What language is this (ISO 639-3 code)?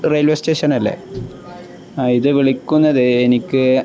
mal